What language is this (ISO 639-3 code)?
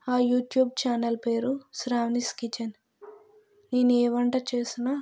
tel